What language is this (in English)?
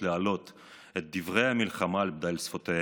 Hebrew